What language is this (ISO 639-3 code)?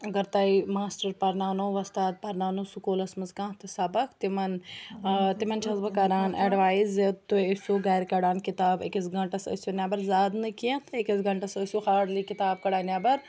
kas